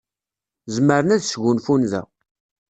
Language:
Kabyle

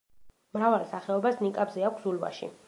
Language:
Georgian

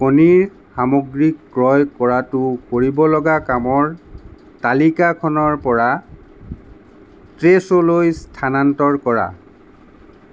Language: Assamese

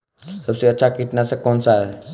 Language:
Hindi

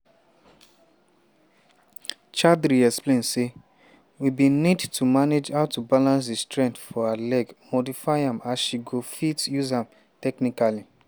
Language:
Nigerian Pidgin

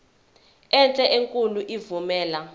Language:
Zulu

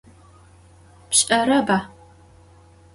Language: Adyghe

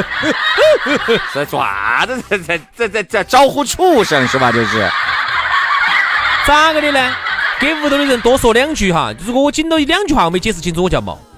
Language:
Chinese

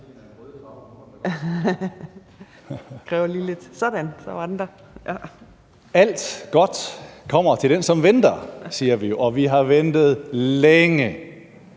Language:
Danish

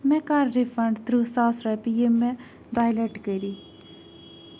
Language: Kashmiri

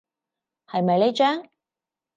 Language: Cantonese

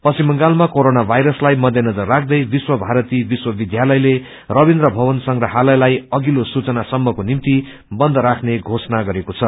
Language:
Nepali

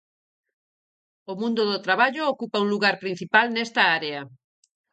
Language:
Galician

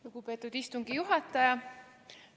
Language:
Estonian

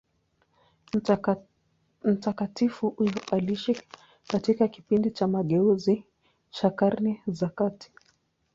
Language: Swahili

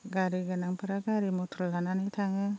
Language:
Bodo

